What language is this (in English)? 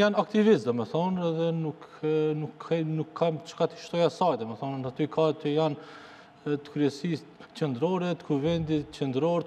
Romanian